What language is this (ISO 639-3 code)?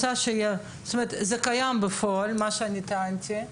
heb